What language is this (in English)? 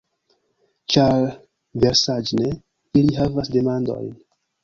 Esperanto